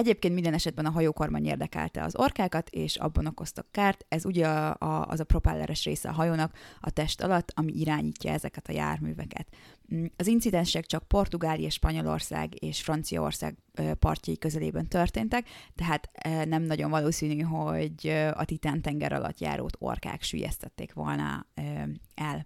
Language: Hungarian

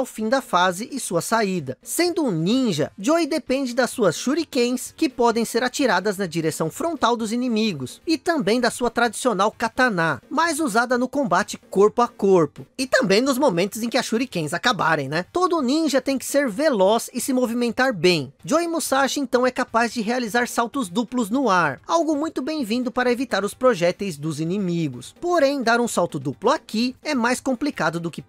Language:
Portuguese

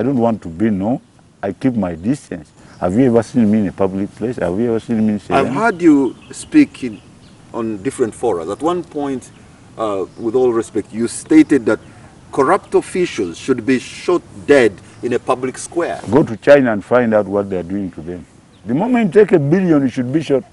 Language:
English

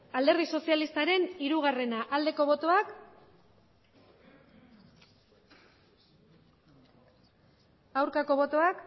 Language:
Basque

